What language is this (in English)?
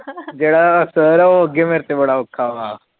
Punjabi